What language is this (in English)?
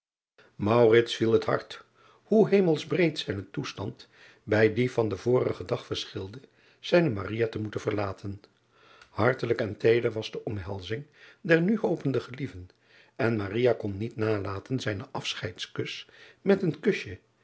Dutch